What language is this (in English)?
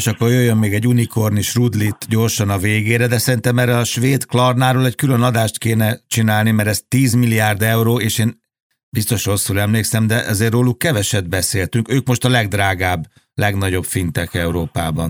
Hungarian